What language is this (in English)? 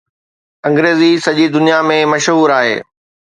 Sindhi